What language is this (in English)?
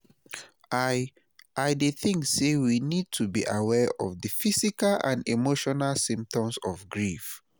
Nigerian Pidgin